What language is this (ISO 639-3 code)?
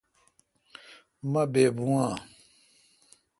xka